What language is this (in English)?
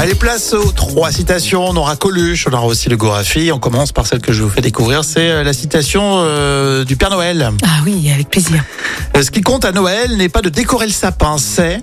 French